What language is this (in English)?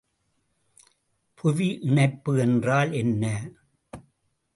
Tamil